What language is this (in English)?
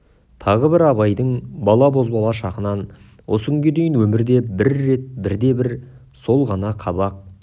Kazakh